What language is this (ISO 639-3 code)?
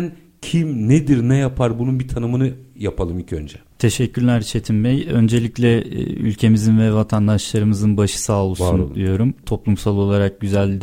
tur